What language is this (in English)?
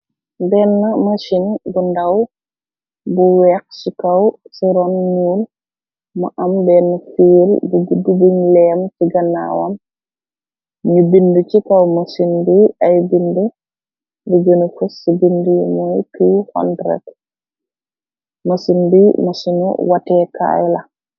Wolof